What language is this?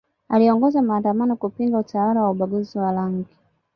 Swahili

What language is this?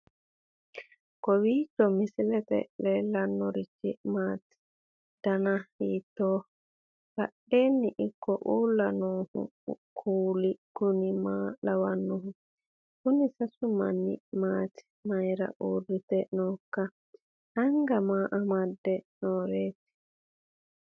Sidamo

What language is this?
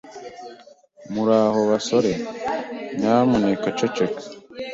Kinyarwanda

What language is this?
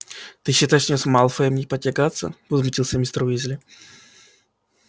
Russian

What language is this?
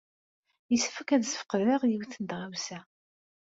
Kabyle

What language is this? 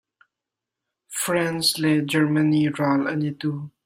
Hakha Chin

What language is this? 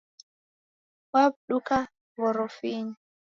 Taita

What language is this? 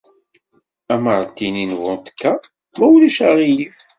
Kabyle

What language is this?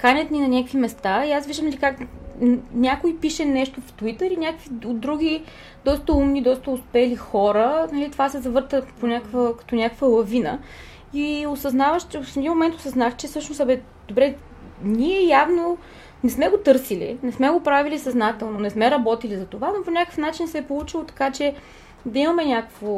Bulgarian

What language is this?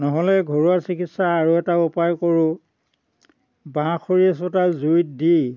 Assamese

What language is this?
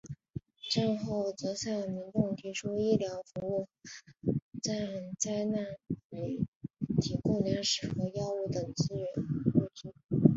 Chinese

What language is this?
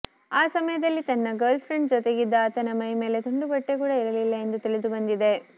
Kannada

